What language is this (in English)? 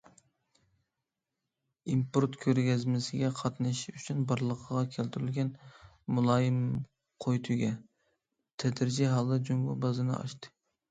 Uyghur